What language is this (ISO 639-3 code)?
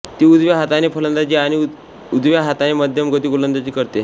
mar